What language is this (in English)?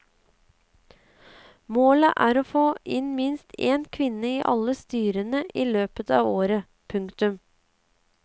Norwegian